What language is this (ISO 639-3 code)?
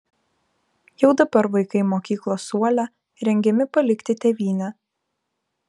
lit